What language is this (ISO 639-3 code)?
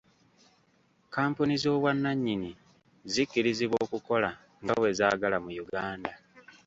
lug